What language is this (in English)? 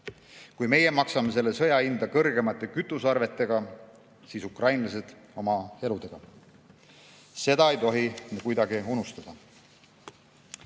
Estonian